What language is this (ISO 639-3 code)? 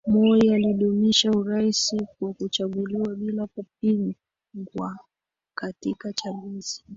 swa